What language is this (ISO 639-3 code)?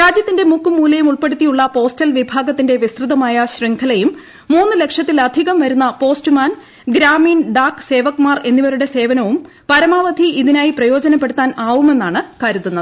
mal